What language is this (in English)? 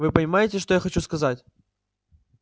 Russian